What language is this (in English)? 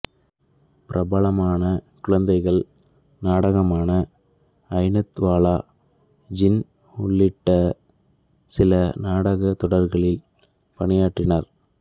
Tamil